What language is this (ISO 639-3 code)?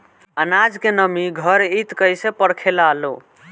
bho